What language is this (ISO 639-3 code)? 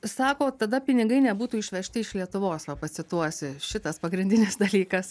lit